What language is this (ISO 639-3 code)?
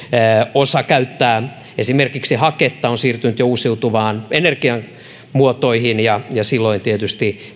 fin